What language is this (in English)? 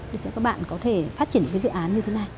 Vietnamese